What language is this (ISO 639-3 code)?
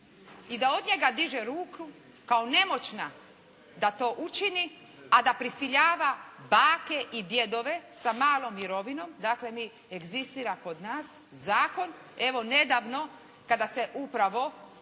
hrv